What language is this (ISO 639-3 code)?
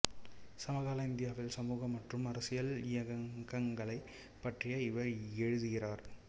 tam